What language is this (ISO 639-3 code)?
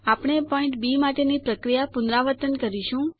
guj